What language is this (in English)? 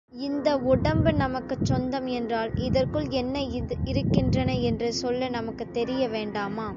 Tamil